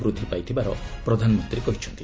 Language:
Odia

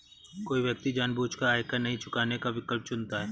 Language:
Hindi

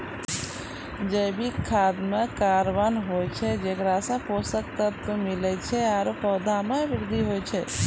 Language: Maithili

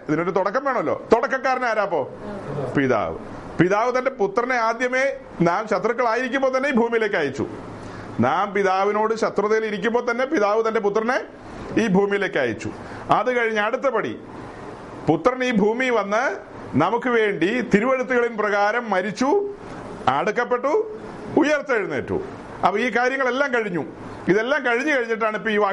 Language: Malayalam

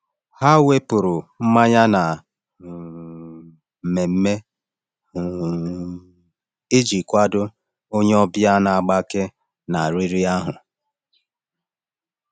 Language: Igbo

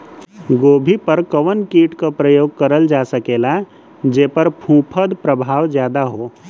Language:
Bhojpuri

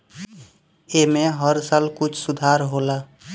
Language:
Bhojpuri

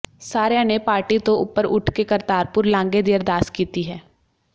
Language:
Punjabi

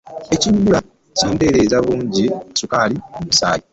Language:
Ganda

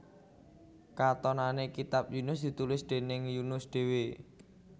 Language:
Javanese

